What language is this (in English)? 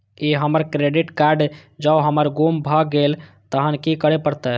Maithili